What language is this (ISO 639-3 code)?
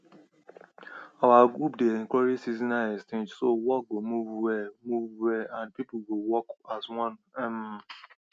pcm